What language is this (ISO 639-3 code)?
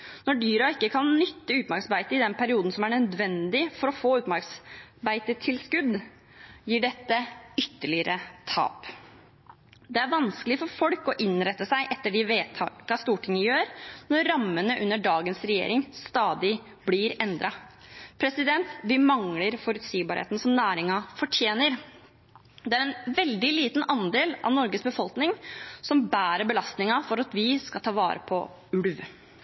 nob